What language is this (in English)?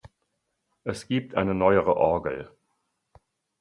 German